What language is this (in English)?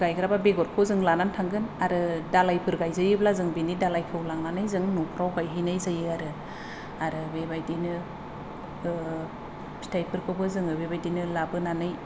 Bodo